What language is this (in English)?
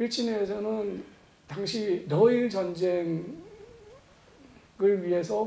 Korean